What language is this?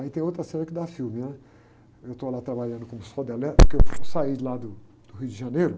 Portuguese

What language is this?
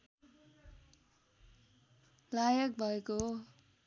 Nepali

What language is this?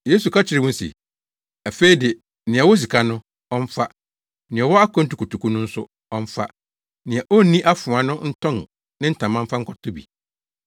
Akan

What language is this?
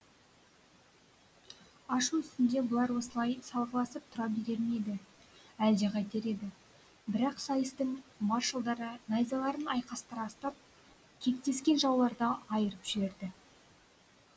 Kazakh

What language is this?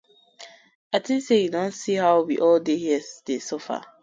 Nigerian Pidgin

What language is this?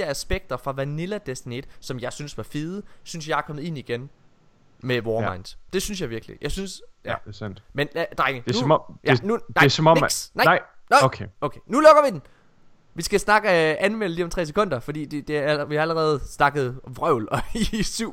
Danish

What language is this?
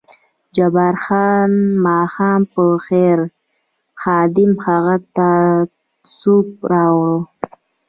Pashto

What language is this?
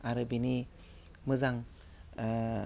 Bodo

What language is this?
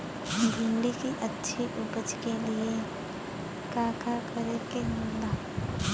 Bhojpuri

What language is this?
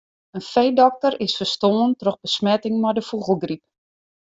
Western Frisian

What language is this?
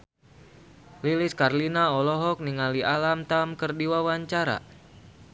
Sundanese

